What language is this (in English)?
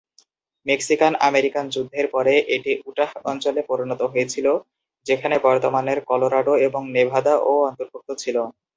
Bangla